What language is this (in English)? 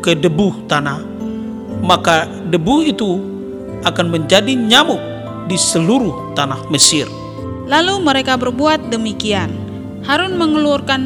Indonesian